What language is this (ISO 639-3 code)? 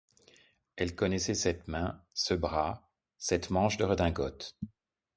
fra